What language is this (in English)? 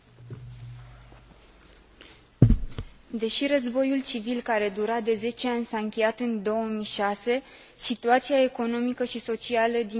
Romanian